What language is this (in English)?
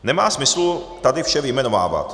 Czech